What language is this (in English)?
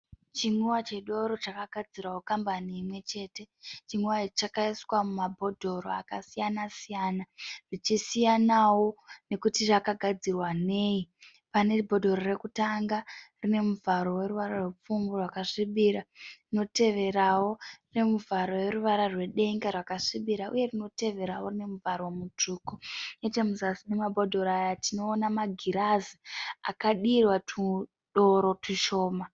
Shona